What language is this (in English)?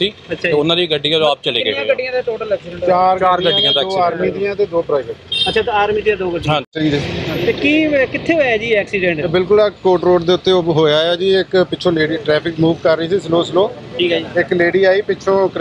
Punjabi